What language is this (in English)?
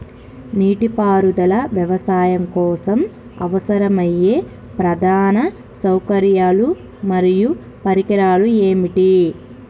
Telugu